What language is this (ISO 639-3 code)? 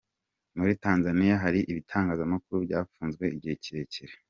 kin